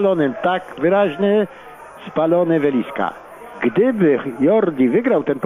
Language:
Polish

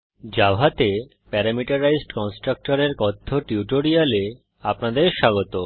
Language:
Bangla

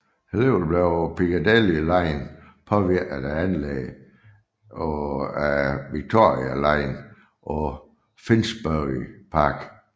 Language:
Danish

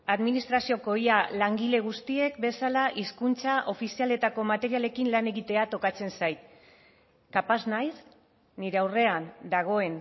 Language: Basque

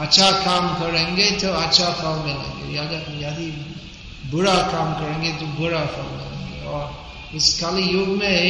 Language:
Hindi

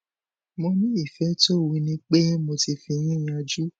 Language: Yoruba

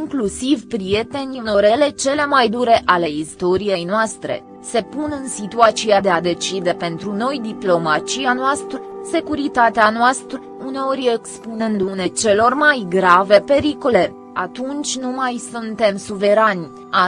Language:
Romanian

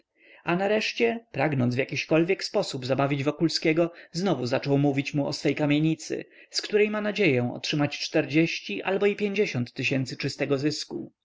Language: Polish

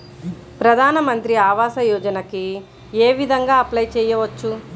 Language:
Telugu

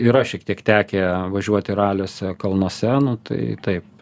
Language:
Lithuanian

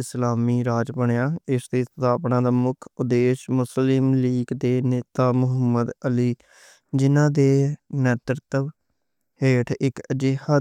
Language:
Western Panjabi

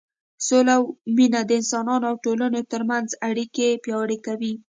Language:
Pashto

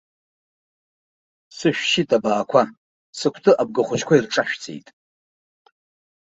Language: Abkhazian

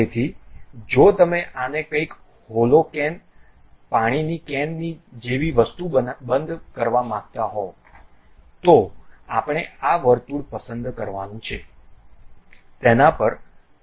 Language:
Gujarati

